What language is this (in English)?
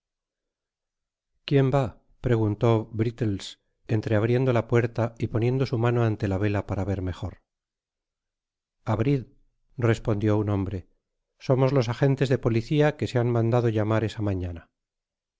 Spanish